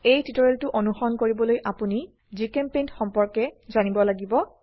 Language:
Assamese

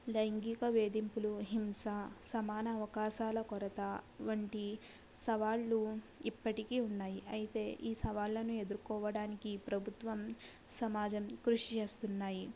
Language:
Telugu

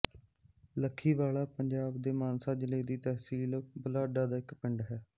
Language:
Punjabi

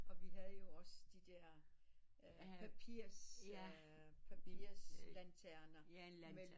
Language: Danish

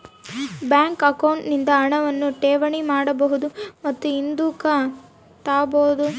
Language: Kannada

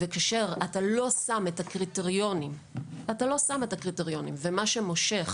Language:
Hebrew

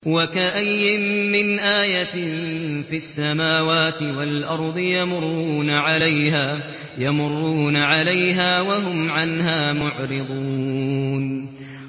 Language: Arabic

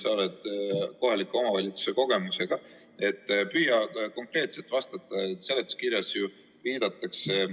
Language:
Estonian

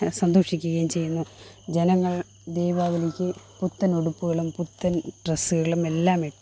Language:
Malayalam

